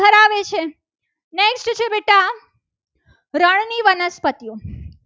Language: Gujarati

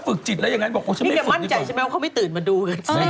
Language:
Thai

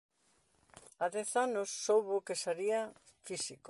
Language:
Galician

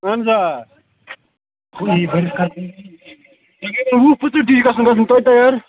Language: Kashmiri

